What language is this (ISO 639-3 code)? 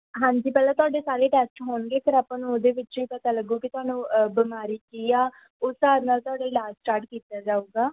pan